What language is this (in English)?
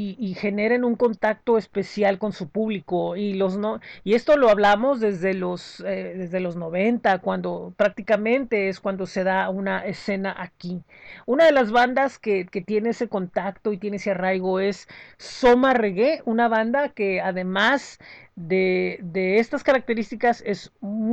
Spanish